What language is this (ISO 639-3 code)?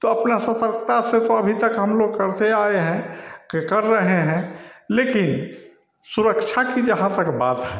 hin